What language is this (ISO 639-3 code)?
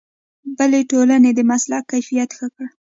pus